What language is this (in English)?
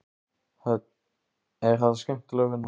Icelandic